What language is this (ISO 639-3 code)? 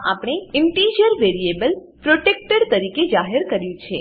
guj